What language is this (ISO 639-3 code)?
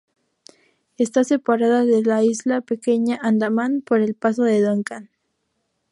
spa